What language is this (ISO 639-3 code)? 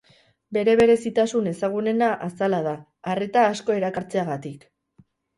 eus